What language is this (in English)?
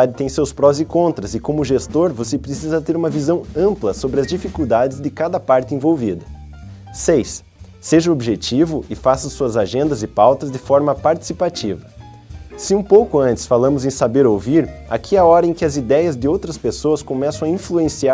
Portuguese